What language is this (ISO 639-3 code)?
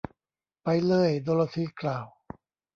tha